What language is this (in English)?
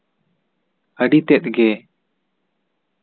Santali